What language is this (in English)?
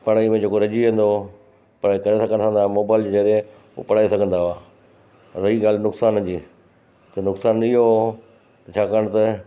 Sindhi